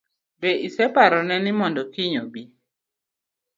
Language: Luo (Kenya and Tanzania)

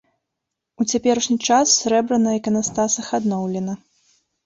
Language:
Belarusian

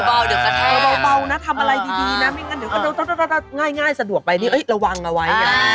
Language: Thai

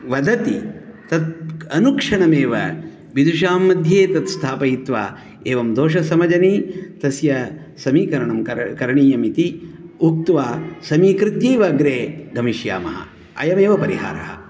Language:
Sanskrit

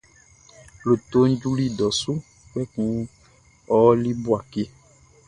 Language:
Baoulé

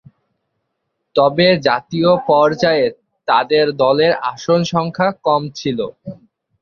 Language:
Bangla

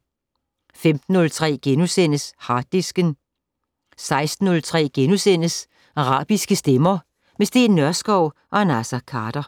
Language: Danish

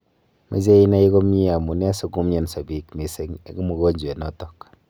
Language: Kalenjin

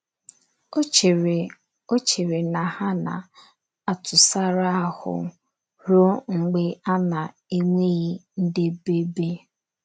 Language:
Igbo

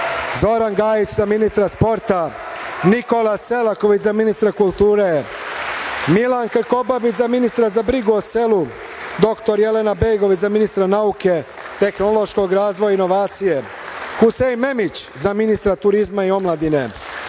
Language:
Serbian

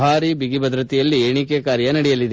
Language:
Kannada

